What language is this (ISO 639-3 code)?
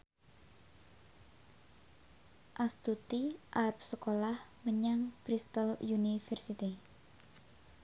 jav